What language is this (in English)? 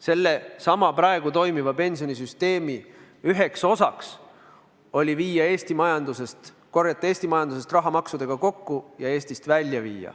Estonian